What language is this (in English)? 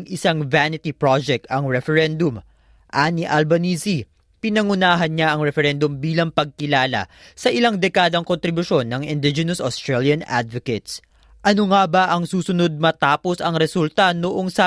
Filipino